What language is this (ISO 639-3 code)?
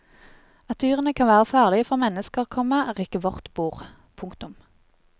nor